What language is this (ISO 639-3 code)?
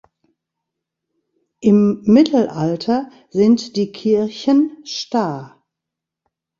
deu